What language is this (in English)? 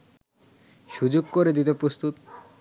Bangla